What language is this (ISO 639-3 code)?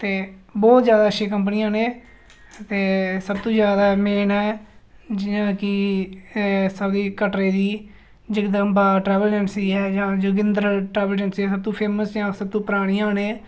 doi